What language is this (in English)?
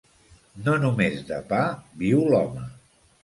Catalan